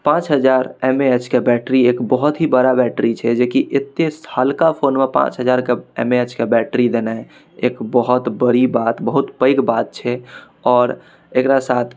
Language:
Maithili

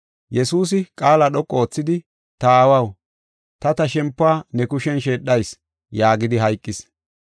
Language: Gofa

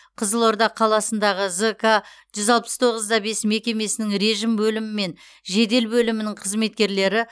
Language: Kazakh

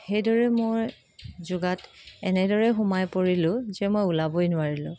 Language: Assamese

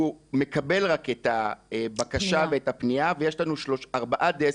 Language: Hebrew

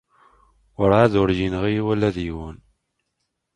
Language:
Kabyle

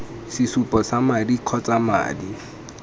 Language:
Tswana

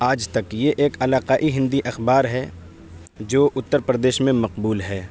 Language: Urdu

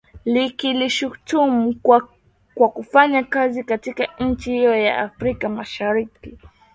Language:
Swahili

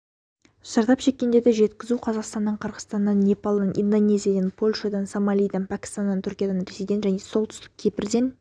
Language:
Kazakh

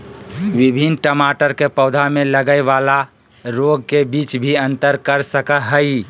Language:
Magahi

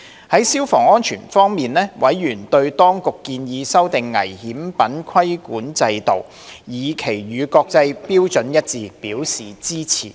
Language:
Cantonese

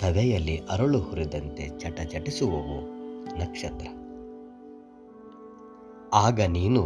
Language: Kannada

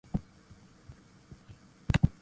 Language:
Cantonese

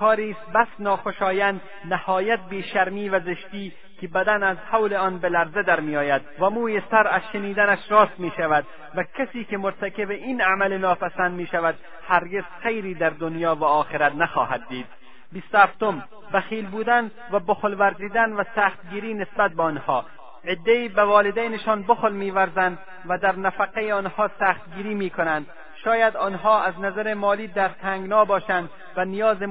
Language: Persian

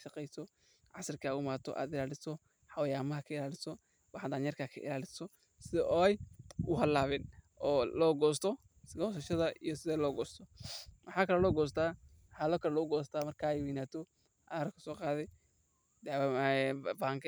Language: Somali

